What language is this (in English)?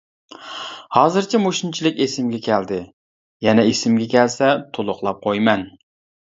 Uyghur